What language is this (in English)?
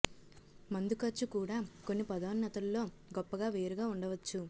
Telugu